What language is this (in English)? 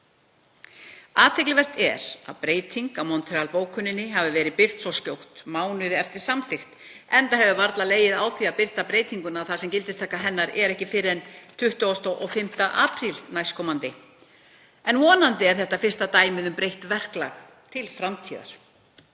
Icelandic